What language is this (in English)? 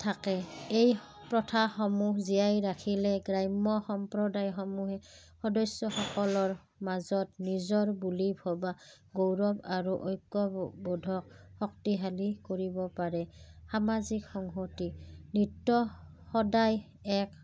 Assamese